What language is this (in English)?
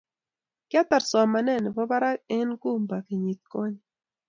Kalenjin